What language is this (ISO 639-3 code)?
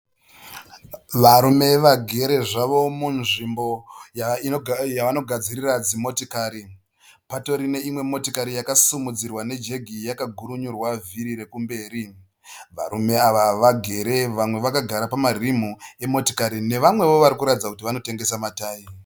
sna